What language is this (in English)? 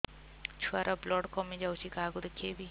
Odia